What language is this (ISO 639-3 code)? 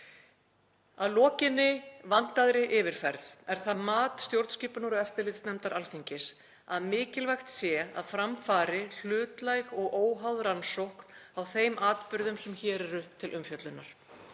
isl